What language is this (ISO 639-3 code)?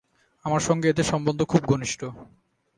ben